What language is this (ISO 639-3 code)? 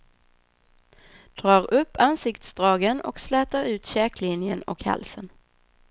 swe